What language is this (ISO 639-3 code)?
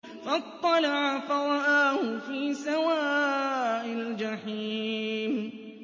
ara